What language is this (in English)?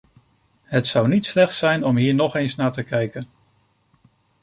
Dutch